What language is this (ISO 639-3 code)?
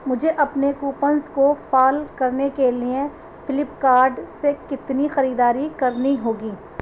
urd